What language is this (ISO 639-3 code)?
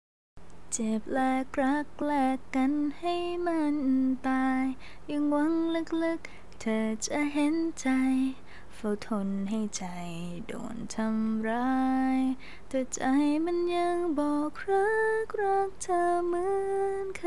tha